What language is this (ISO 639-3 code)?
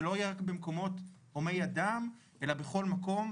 heb